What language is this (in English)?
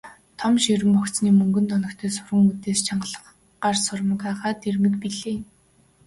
Mongolian